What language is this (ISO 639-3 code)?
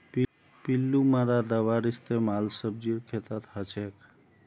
mag